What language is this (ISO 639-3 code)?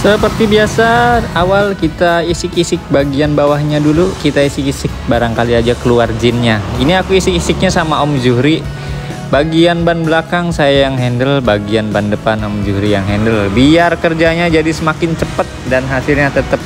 ind